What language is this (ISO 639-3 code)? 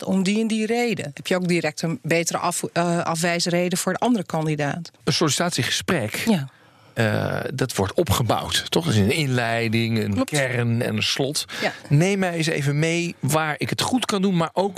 nld